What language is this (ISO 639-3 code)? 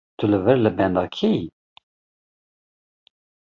kur